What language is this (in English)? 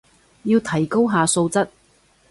Cantonese